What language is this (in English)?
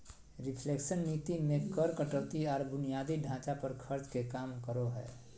Magahi